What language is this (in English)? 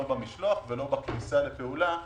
Hebrew